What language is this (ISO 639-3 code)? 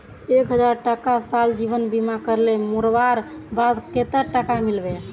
mag